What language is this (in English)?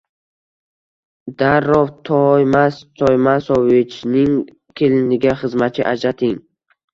Uzbek